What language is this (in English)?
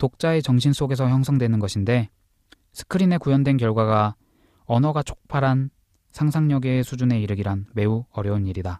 Korean